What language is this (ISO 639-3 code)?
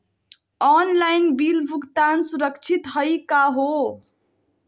mag